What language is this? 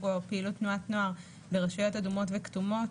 Hebrew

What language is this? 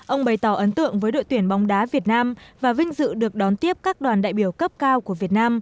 Vietnamese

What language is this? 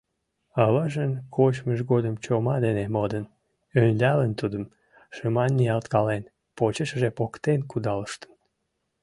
Mari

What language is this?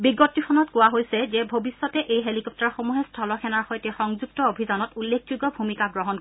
Assamese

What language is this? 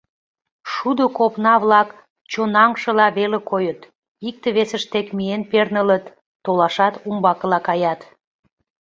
Mari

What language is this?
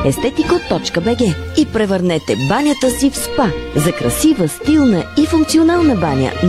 Bulgarian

